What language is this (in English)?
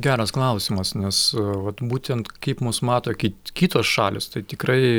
Lithuanian